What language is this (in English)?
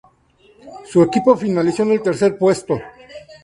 Spanish